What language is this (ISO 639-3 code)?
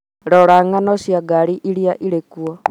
kik